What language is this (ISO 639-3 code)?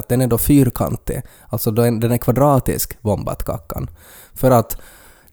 swe